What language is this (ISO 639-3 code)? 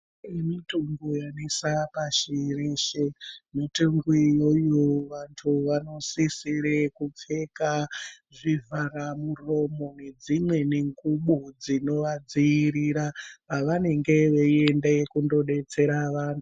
ndc